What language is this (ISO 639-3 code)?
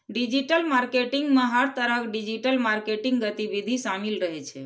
mai